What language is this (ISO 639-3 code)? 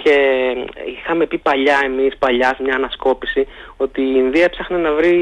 ell